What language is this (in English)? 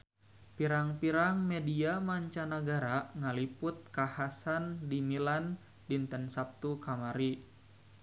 Sundanese